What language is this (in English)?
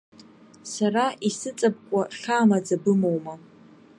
Abkhazian